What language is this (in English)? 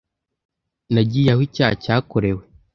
Kinyarwanda